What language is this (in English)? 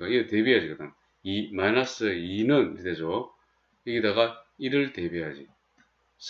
Korean